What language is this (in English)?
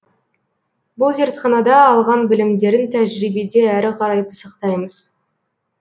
Kazakh